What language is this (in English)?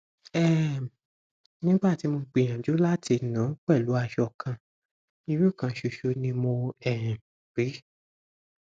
Yoruba